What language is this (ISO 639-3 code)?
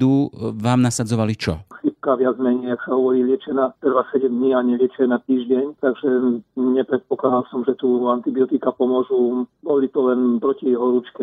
slk